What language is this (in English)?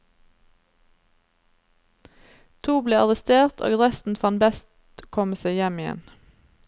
Norwegian